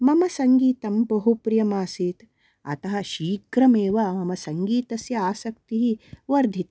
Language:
Sanskrit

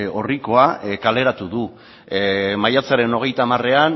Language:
Basque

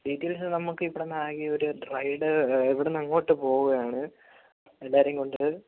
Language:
Malayalam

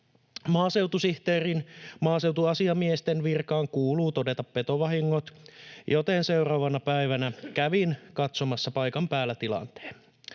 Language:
Finnish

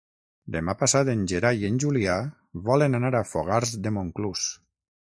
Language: Catalan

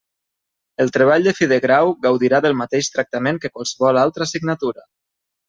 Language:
Catalan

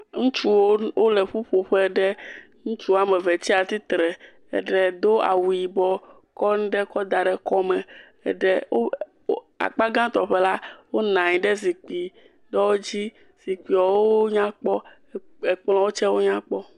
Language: Ewe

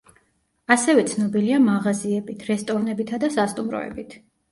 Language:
Georgian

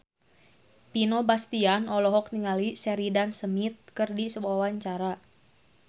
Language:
Sundanese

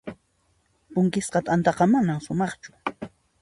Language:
Puno Quechua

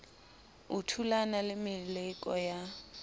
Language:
Southern Sotho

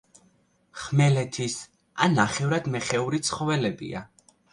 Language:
Georgian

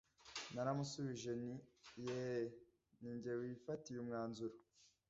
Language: Kinyarwanda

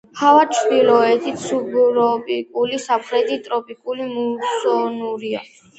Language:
Georgian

